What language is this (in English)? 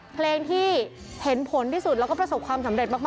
Thai